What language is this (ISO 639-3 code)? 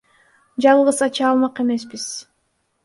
kir